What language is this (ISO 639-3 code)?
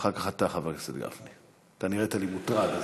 heb